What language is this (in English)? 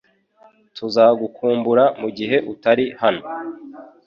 Kinyarwanda